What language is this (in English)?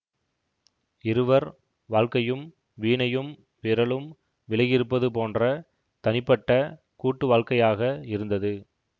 Tamil